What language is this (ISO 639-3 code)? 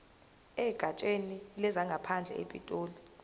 zul